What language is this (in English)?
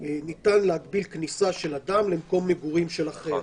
Hebrew